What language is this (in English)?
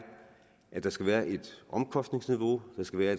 Danish